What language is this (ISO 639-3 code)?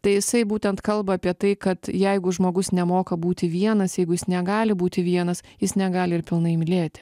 lit